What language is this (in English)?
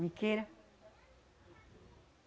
Portuguese